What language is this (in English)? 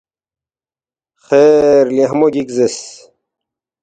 Balti